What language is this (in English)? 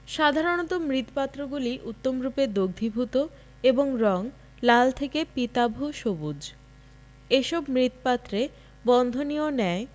Bangla